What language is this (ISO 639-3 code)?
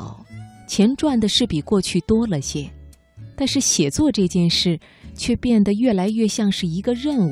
zho